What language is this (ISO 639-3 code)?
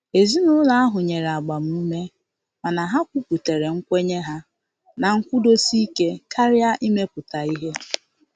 ibo